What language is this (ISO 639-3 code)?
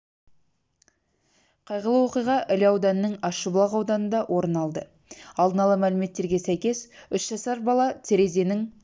kaz